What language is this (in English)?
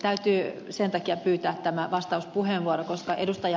Finnish